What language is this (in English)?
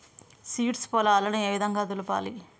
Telugu